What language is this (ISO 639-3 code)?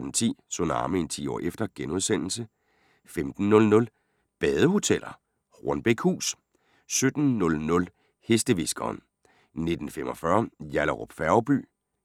dan